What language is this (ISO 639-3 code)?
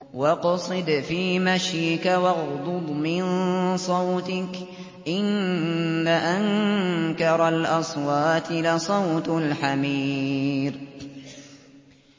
ara